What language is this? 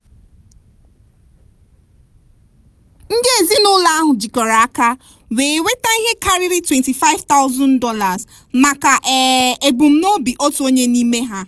Igbo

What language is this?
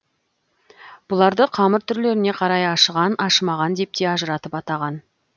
Kazakh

